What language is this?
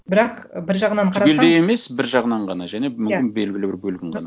Kazakh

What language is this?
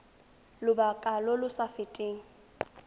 Tswana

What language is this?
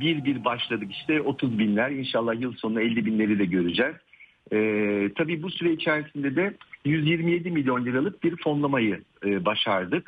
Turkish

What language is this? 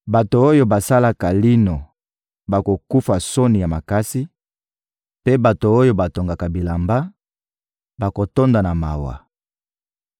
Lingala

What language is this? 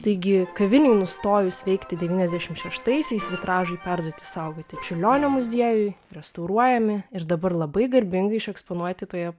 Lithuanian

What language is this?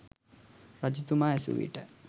Sinhala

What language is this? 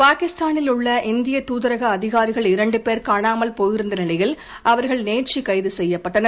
Tamil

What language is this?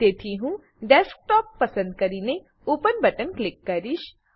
Gujarati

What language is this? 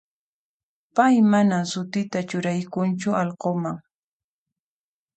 Puno Quechua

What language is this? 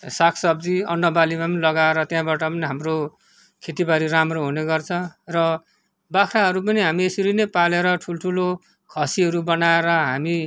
Nepali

